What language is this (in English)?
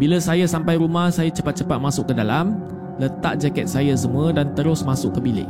Malay